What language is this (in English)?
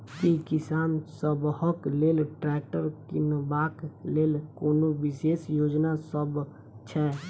Maithili